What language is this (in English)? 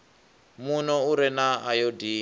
Venda